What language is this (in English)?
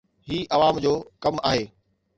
Sindhi